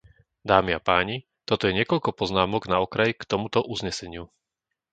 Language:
Slovak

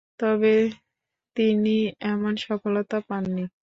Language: Bangla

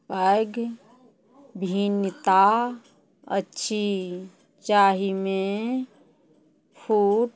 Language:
Maithili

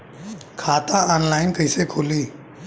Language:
Bhojpuri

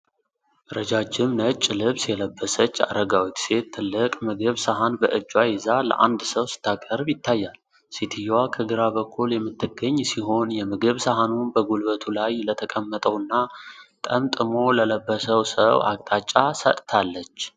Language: Amharic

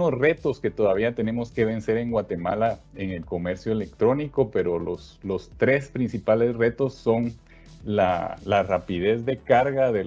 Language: Spanish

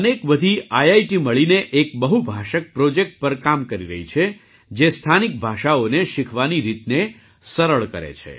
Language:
Gujarati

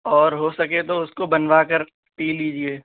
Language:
Urdu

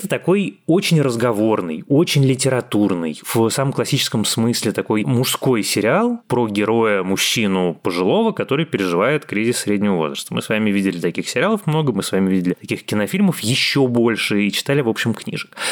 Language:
Russian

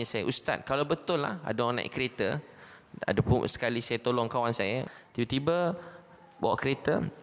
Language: Malay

